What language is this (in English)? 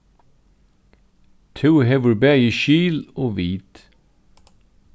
Faroese